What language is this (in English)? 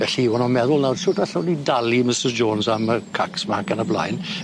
Welsh